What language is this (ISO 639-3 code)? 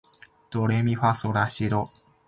jpn